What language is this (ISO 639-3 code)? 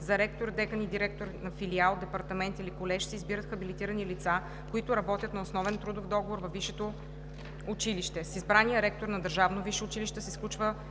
bul